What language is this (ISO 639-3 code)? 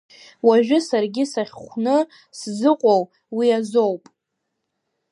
abk